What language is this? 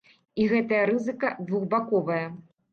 Belarusian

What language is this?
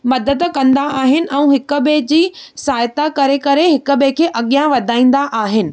Sindhi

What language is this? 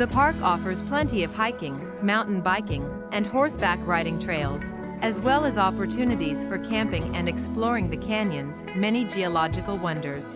English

